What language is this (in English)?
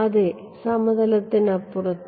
Malayalam